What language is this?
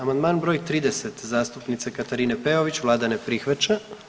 Croatian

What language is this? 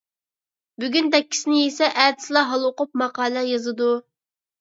Uyghur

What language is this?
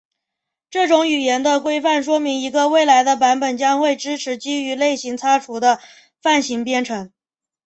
Chinese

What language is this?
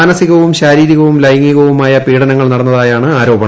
Malayalam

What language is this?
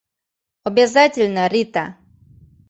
Mari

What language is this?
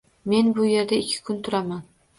Uzbek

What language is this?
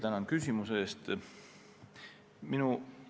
Estonian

